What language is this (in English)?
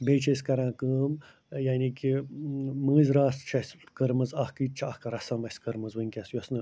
Kashmiri